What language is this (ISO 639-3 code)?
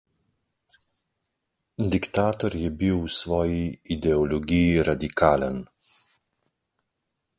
slv